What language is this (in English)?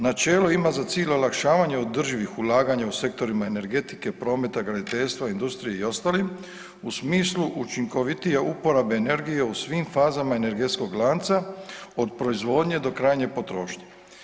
Croatian